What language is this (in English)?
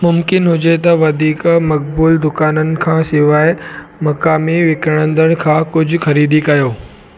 Sindhi